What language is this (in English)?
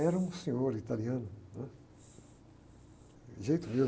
Portuguese